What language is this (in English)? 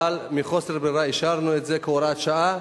Hebrew